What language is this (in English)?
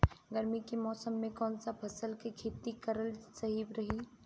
Bhojpuri